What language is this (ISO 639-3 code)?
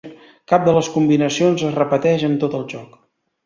cat